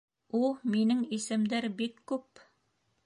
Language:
Bashkir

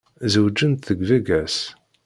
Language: Kabyle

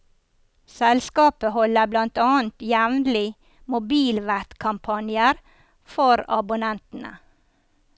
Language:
Norwegian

